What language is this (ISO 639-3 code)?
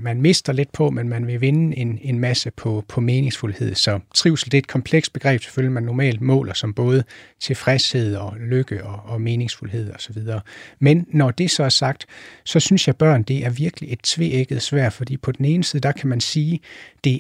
dan